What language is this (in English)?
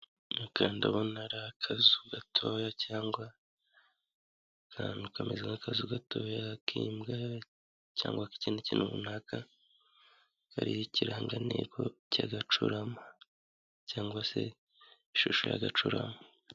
Kinyarwanda